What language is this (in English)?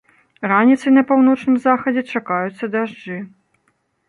Belarusian